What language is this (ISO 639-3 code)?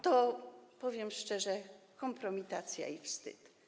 pol